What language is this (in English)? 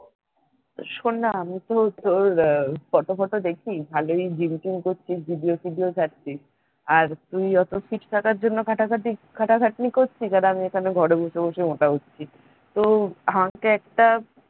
Bangla